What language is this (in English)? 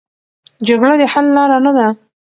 Pashto